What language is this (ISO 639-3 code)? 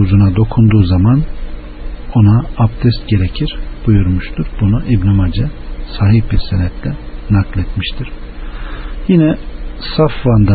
tur